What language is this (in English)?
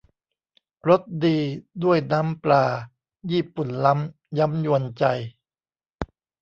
Thai